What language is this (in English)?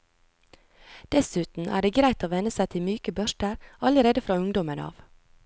Norwegian